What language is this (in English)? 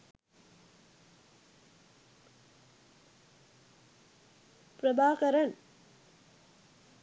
Sinhala